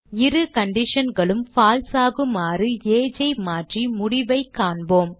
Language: Tamil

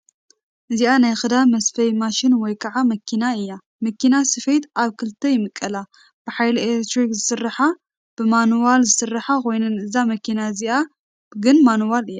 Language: Tigrinya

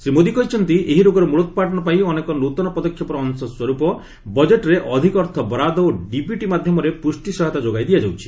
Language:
Odia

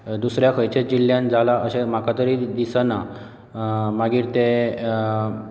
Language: Konkani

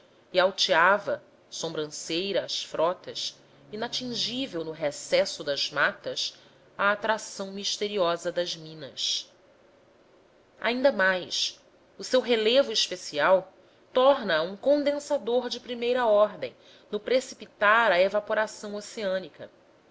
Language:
Portuguese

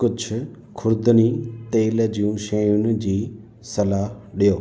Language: Sindhi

